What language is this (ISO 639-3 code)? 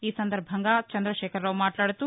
tel